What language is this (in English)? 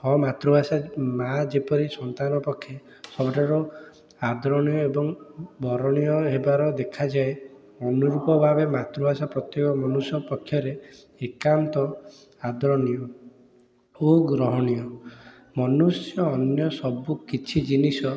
Odia